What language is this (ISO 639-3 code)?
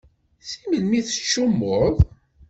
kab